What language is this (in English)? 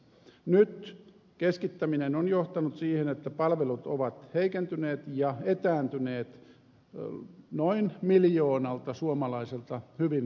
Finnish